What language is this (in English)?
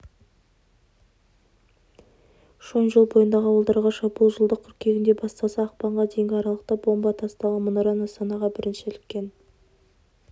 Kazakh